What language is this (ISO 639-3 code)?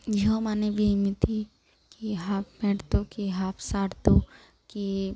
ori